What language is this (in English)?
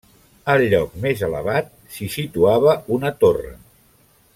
Catalan